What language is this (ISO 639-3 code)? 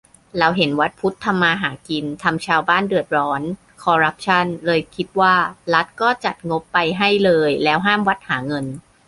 tha